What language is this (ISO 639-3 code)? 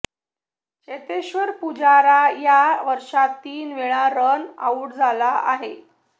mar